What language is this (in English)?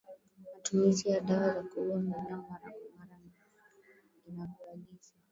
Swahili